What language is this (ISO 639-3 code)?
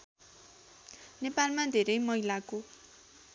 nep